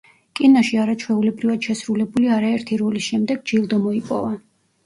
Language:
Georgian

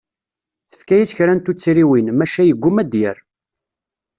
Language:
Kabyle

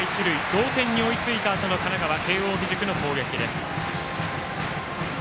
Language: Japanese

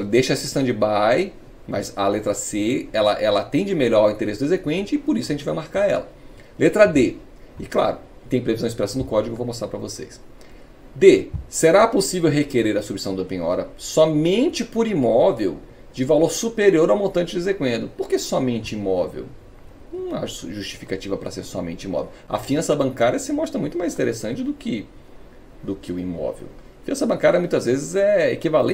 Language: Portuguese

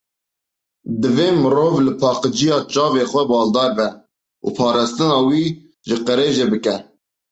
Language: Kurdish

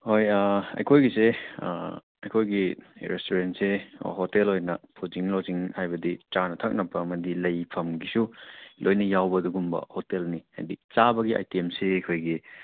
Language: Manipuri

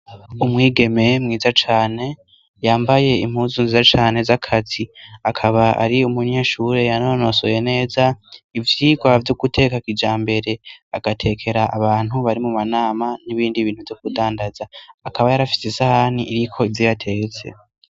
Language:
Rundi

